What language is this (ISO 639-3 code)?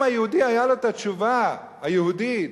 heb